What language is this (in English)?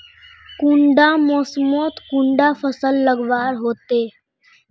Magahi